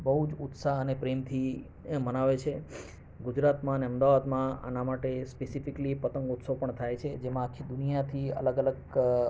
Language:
Gujarati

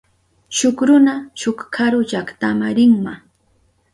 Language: Southern Pastaza Quechua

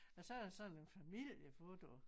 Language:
Danish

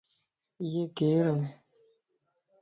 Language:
Lasi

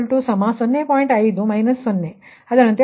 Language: Kannada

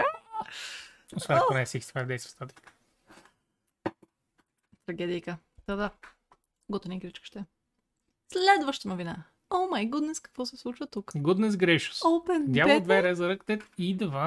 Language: Bulgarian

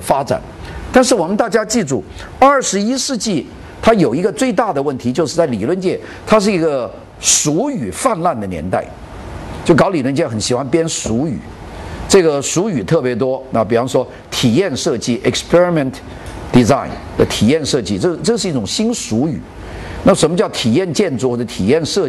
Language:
Chinese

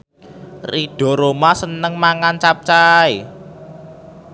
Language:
Javanese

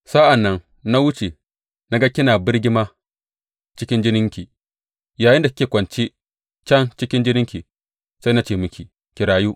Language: Hausa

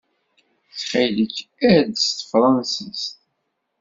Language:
Kabyle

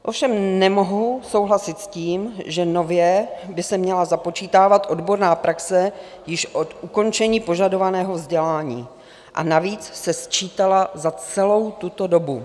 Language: Czech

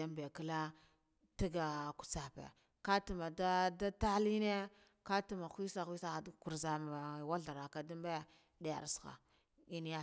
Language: Guduf-Gava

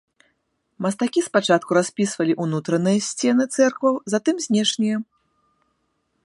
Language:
Belarusian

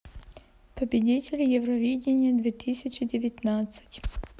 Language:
Russian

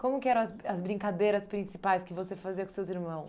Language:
Portuguese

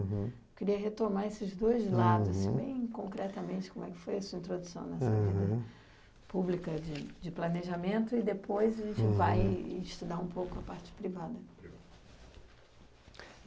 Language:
Portuguese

